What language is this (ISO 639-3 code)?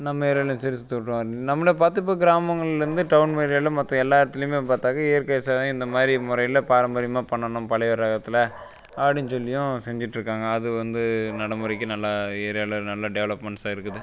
tam